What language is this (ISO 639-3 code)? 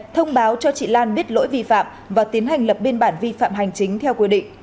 vie